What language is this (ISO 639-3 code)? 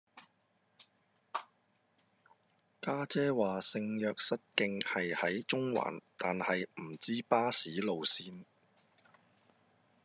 yue